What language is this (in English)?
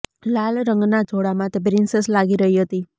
Gujarati